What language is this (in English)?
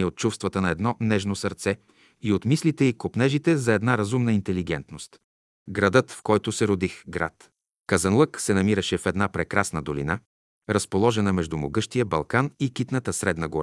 Bulgarian